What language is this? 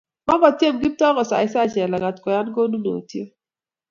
Kalenjin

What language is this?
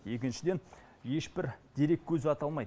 Kazakh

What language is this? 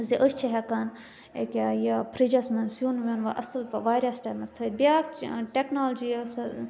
Kashmiri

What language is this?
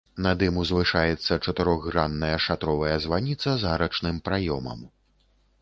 Belarusian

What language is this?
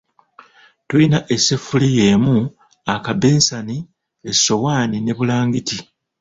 Ganda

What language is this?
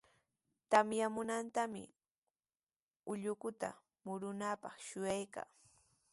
Sihuas Ancash Quechua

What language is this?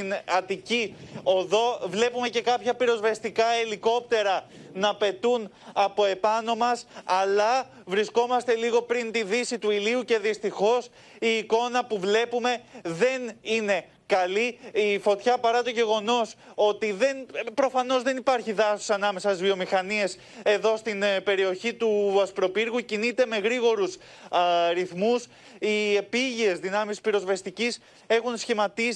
Greek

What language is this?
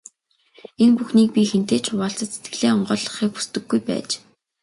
Mongolian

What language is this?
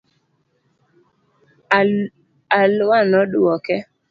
Luo (Kenya and Tanzania)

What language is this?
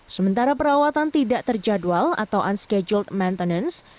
Indonesian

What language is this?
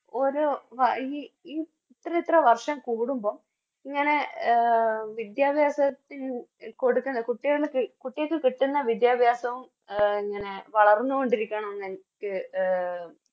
Malayalam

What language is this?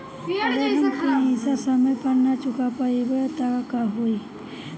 Bhojpuri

